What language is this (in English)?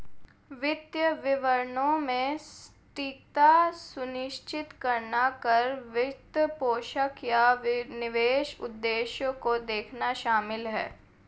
Hindi